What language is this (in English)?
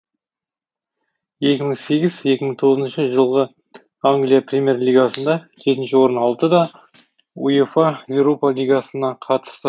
Kazakh